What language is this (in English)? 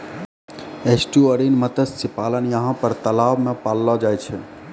Maithili